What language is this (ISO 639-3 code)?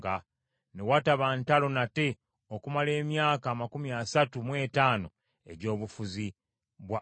lug